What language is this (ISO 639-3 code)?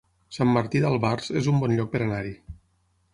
cat